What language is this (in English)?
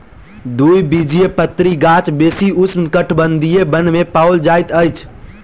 Maithili